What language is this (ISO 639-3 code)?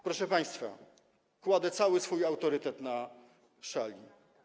pol